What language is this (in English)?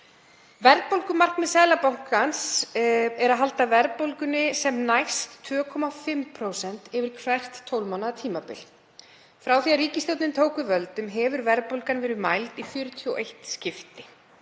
Icelandic